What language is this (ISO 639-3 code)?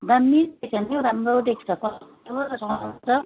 nep